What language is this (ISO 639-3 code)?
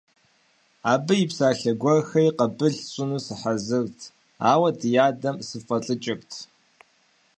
kbd